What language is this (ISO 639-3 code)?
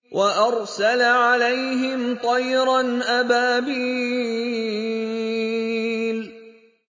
ara